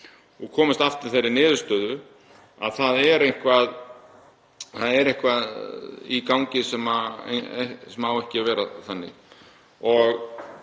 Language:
Icelandic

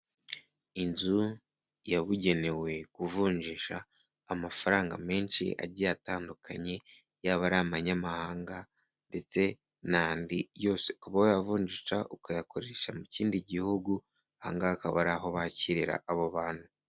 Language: Kinyarwanda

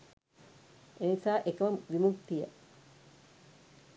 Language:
Sinhala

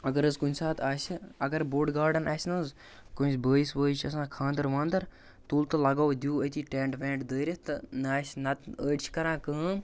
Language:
Kashmiri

